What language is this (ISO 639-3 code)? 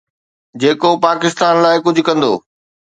snd